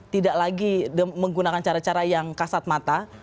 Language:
Indonesian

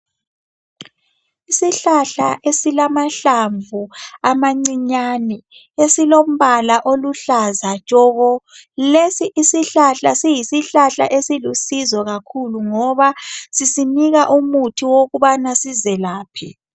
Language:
North Ndebele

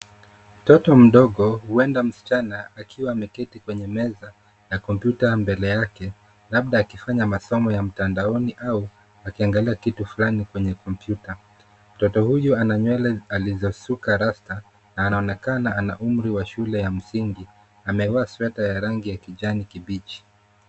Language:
Swahili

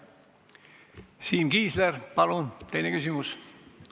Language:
Estonian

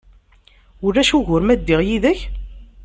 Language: Kabyle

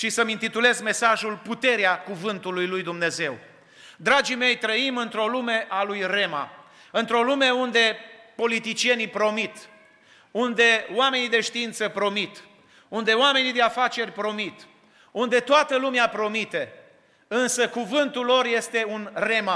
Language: Romanian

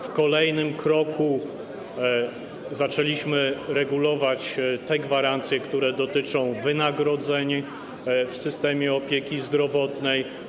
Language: Polish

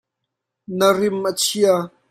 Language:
Hakha Chin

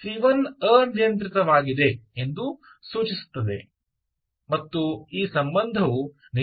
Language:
Kannada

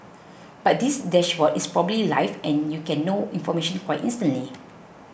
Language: English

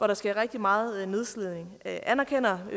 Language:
Danish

